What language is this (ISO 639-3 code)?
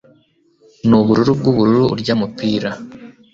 kin